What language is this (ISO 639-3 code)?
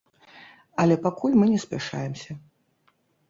bel